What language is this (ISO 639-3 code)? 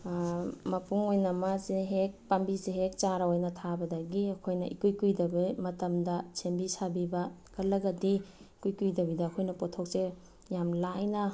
mni